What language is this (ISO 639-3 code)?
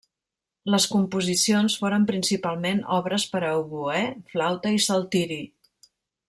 cat